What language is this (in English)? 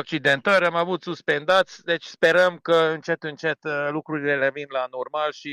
Romanian